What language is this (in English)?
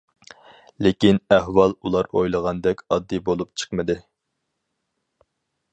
Uyghur